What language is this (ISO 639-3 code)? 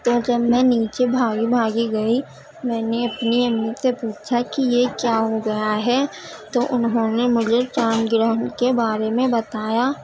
urd